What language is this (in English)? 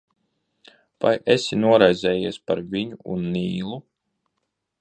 Latvian